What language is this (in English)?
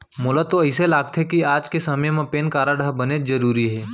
Chhattisgarhi